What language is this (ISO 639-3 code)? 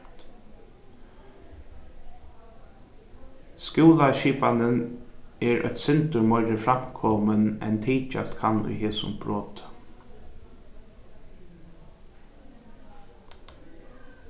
fao